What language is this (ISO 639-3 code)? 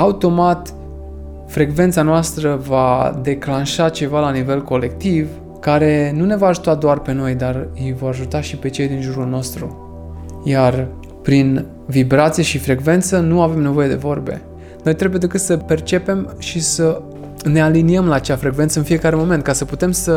ron